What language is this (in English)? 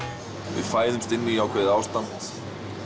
Icelandic